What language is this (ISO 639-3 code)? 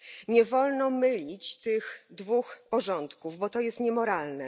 pol